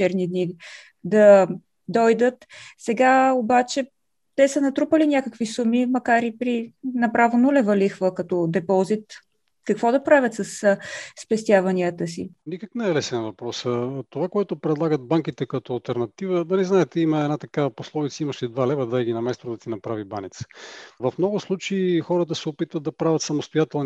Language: Bulgarian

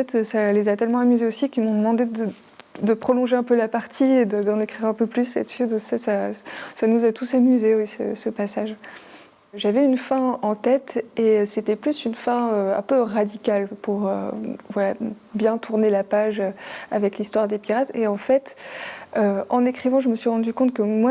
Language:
French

